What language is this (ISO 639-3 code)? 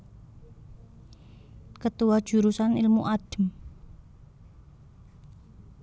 jav